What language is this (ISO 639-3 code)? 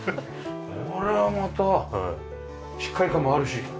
jpn